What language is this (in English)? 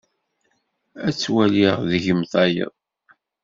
Kabyle